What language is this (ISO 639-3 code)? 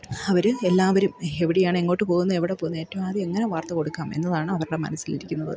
mal